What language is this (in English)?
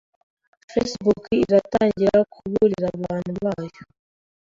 Kinyarwanda